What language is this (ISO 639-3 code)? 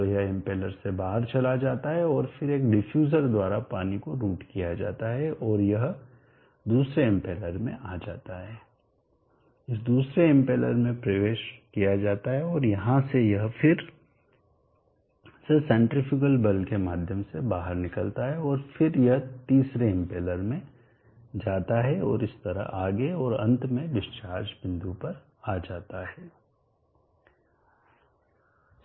hin